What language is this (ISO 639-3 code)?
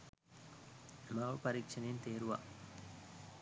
sin